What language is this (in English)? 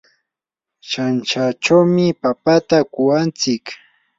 Yanahuanca Pasco Quechua